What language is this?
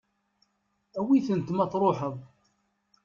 Kabyle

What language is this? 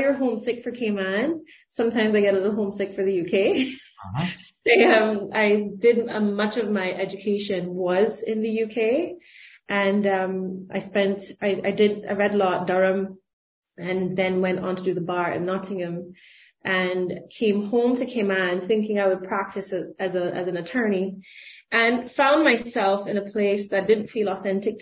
English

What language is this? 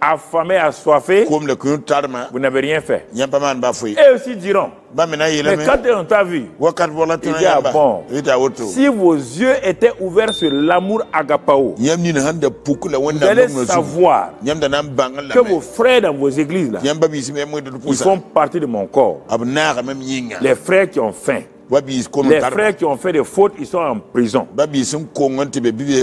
French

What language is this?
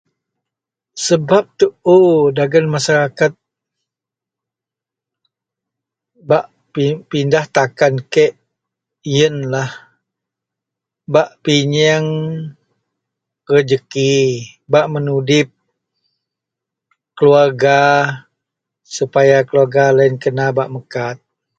Central Melanau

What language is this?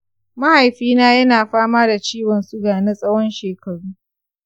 Hausa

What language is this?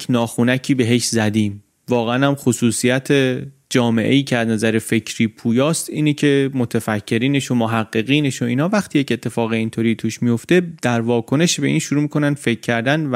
Persian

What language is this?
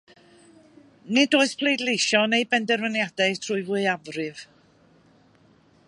Welsh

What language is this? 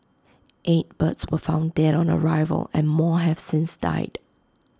English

